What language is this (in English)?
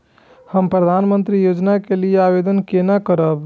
Maithili